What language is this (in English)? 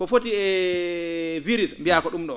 Fula